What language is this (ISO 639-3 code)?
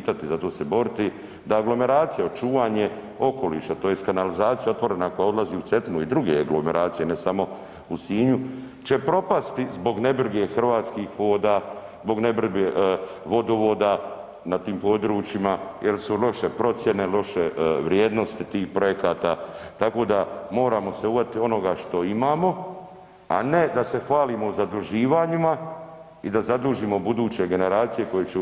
hrv